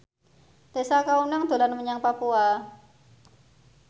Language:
Javanese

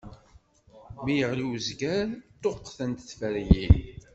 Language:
Kabyle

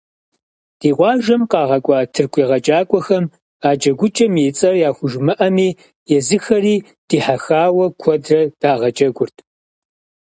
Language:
Kabardian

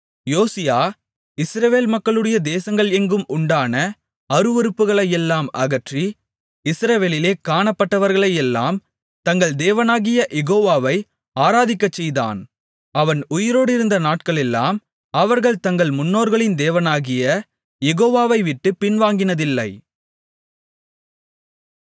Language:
Tamil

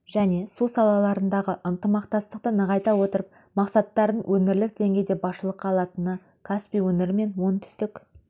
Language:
Kazakh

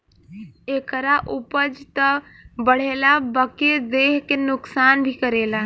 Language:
Bhojpuri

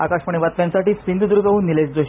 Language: Marathi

